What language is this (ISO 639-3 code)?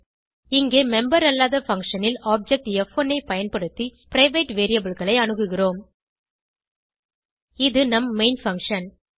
tam